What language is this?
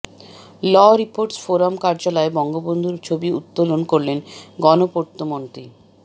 Bangla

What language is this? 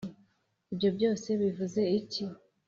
Kinyarwanda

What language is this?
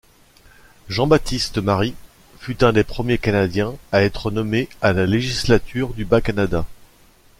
French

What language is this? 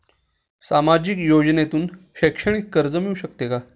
Marathi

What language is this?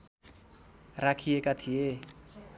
Nepali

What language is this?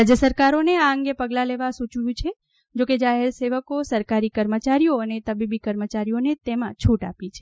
Gujarati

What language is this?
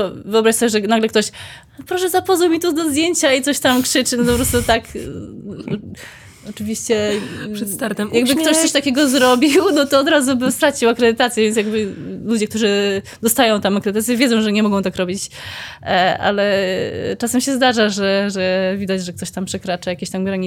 Polish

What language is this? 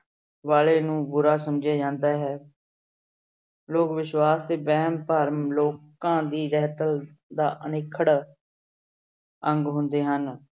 Punjabi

